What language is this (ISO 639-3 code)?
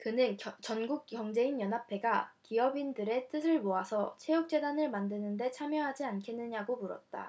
kor